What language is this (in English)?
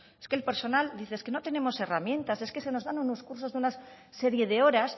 Spanish